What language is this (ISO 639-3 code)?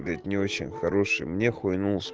rus